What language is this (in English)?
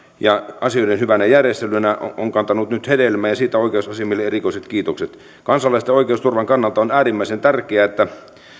Finnish